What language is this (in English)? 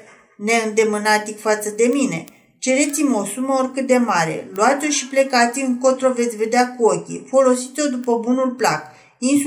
Romanian